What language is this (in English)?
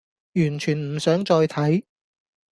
Cantonese